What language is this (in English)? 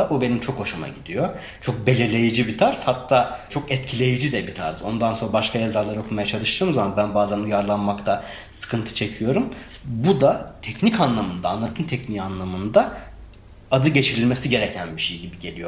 Turkish